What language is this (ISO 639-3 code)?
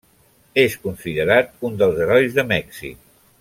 cat